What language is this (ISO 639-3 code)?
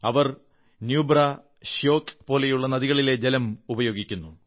mal